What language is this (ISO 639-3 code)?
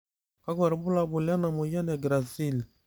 mas